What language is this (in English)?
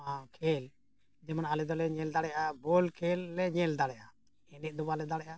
Santali